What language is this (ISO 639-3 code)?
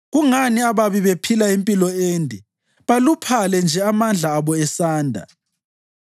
nde